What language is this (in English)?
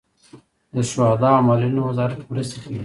Pashto